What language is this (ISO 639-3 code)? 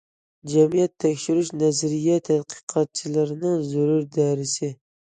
uig